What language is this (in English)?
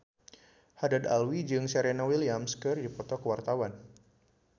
Sundanese